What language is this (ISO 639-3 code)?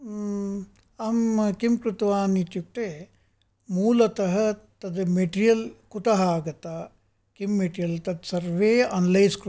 san